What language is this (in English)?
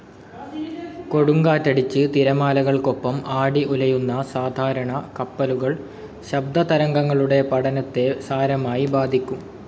Malayalam